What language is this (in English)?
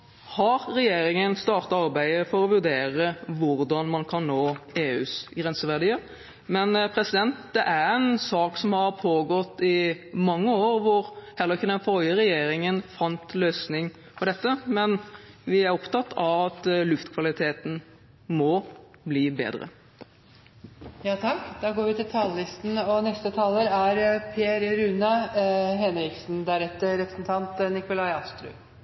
Norwegian Bokmål